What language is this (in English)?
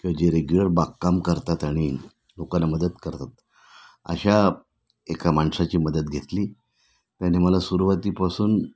Marathi